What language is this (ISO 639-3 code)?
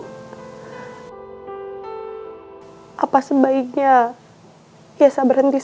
ind